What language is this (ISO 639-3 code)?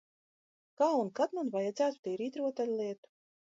lav